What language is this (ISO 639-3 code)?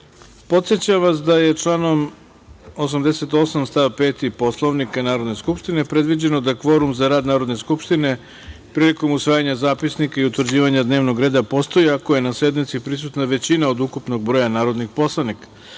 srp